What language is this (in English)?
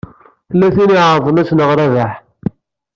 Kabyle